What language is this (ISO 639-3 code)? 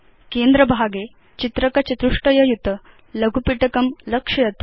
san